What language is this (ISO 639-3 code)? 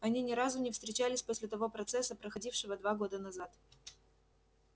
rus